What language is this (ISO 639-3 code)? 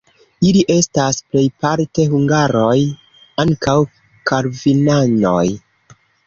epo